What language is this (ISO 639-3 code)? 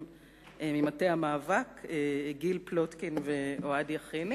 heb